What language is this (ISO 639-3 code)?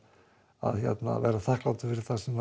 isl